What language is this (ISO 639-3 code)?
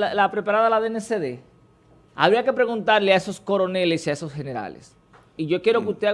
spa